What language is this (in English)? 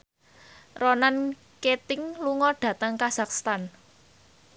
Javanese